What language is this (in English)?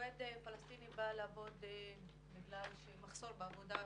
Hebrew